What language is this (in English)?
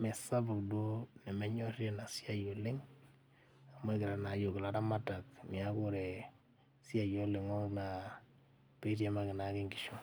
Masai